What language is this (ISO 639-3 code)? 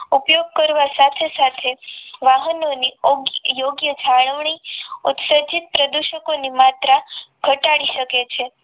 guj